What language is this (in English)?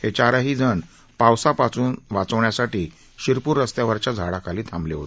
Marathi